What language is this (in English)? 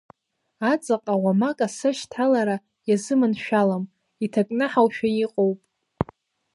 Abkhazian